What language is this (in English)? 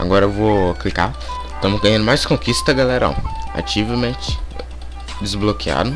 Portuguese